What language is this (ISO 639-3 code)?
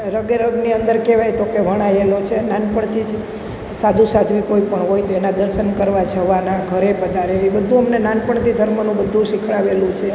guj